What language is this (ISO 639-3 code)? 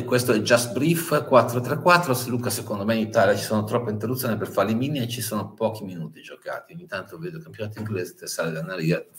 ita